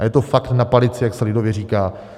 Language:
Czech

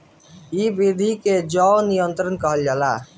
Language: Bhojpuri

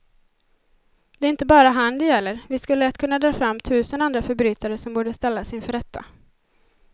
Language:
Swedish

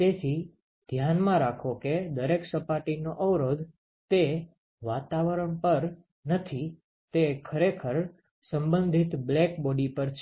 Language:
Gujarati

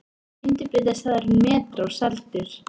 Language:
Icelandic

